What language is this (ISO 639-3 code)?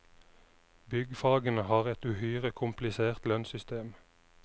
nor